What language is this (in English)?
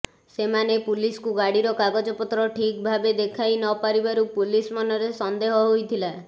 Odia